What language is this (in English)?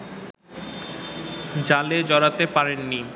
Bangla